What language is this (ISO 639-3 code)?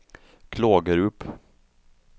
swe